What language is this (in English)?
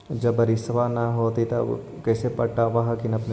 Magahi